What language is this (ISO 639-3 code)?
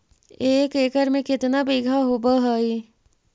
mag